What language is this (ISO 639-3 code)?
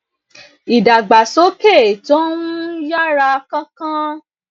yor